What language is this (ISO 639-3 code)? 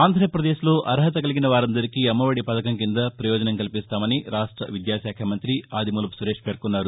tel